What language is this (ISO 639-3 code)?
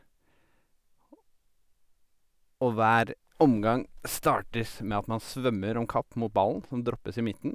nor